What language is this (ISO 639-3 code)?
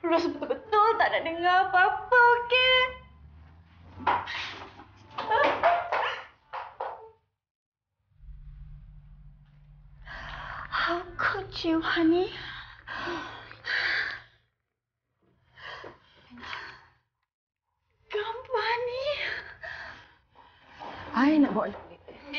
msa